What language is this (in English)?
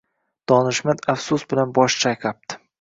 Uzbek